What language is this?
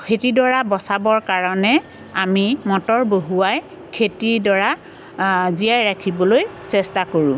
Assamese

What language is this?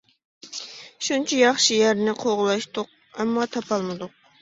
Uyghur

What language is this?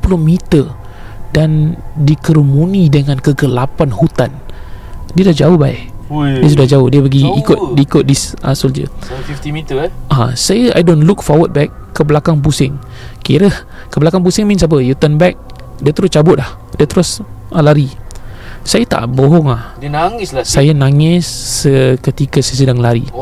Malay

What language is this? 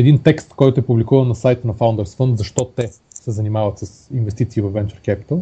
Bulgarian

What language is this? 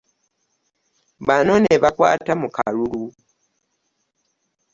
Ganda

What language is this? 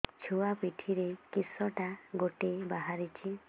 Odia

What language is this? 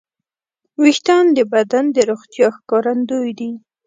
Pashto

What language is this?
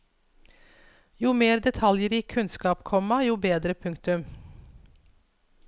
Norwegian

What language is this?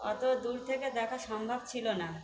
Bangla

